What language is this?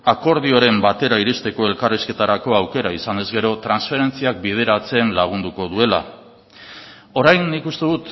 Basque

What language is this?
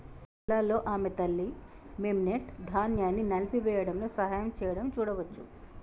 Telugu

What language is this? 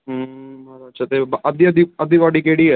Dogri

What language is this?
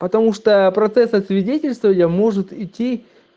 Russian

